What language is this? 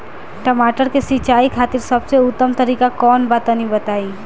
Bhojpuri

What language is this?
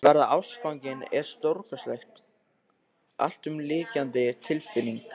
Icelandic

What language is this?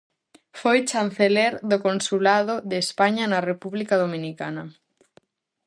Galician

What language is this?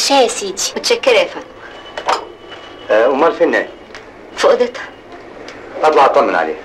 Arabic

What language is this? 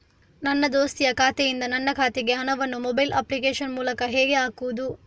Kannada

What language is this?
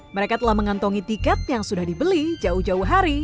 Indonesian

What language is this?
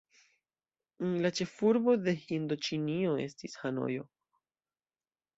Esperanto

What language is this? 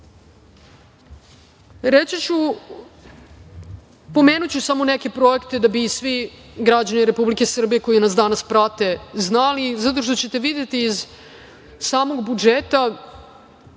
Serbian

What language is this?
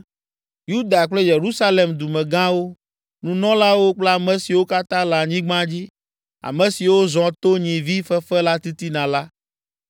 Ewe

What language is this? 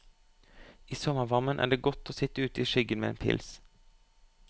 Norwegian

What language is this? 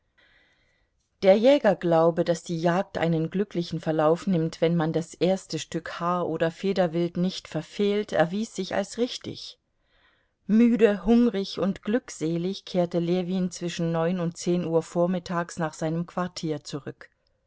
German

